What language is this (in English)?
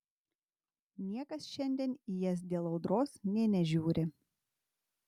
Lithuanian